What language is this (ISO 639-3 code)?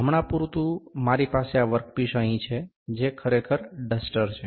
guj